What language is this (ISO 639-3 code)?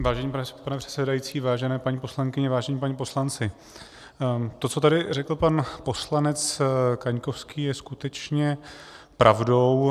ces